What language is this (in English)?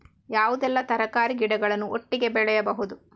Kannada